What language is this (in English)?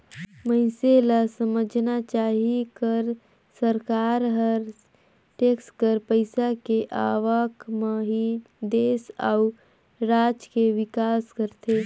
Chhattisgarhi